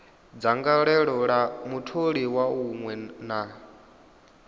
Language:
Venda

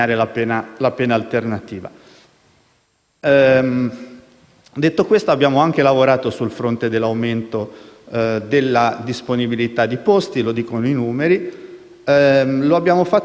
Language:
Italian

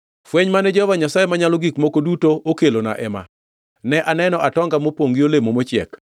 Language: Luo (Kenya and Tanzania)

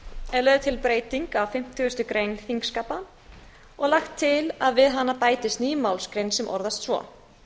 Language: Icelandic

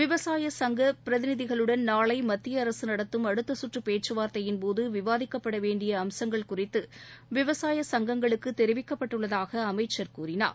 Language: Tamil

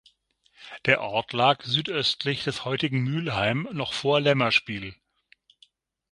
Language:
German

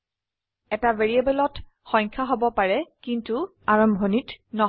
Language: Assamese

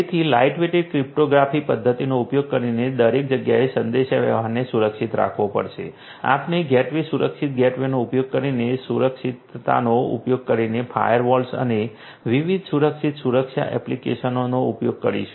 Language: Gujarati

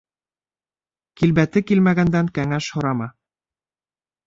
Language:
Bashkir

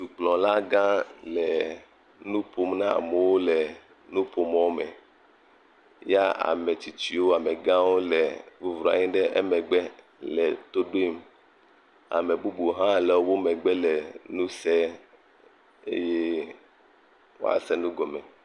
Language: Ewe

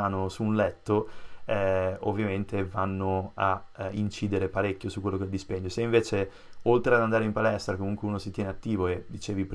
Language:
Italian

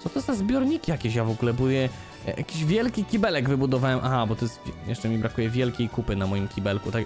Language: Polish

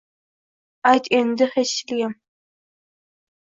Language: Uzbek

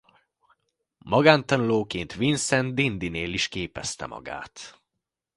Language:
Hungarian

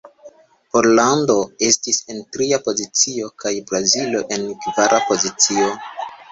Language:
Esperanto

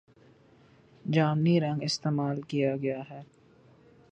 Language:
Urdu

